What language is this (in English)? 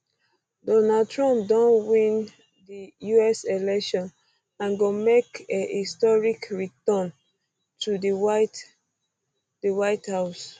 Nigerian Pidgin